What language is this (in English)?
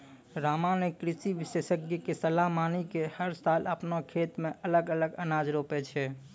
Maithili